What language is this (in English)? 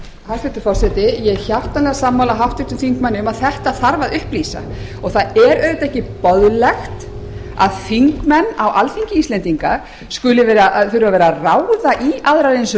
Icelandic